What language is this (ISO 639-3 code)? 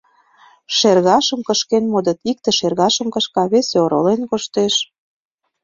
chm